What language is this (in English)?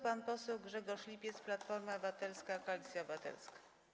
Polish